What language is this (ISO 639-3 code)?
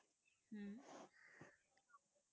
pan